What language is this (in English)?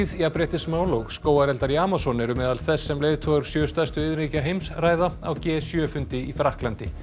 Icelandic